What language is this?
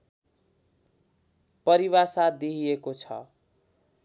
Nepali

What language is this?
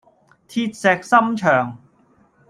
Cantonese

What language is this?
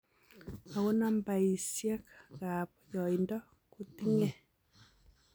Kalenjin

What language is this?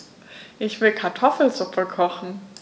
German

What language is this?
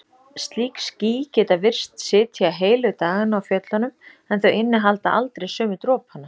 Icelandic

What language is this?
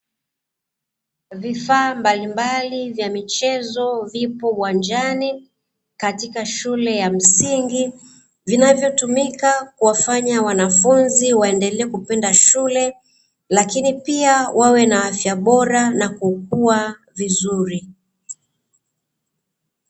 Swahili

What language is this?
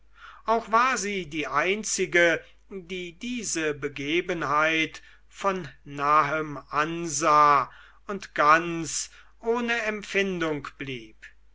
German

